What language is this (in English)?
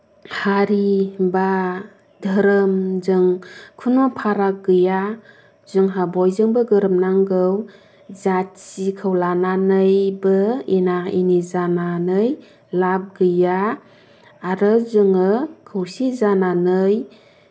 Bodo